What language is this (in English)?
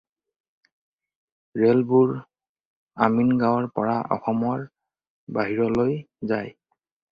Assamese